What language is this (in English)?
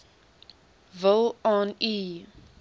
Afrikaans